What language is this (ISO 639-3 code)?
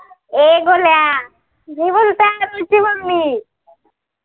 mar